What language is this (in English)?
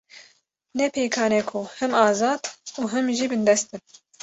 Kurdish